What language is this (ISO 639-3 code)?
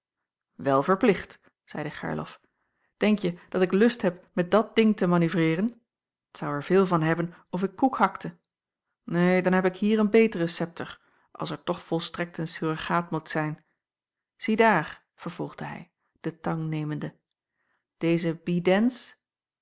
nld